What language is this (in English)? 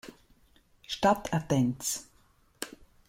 Romansh